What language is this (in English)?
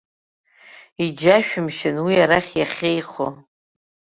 Abkhazian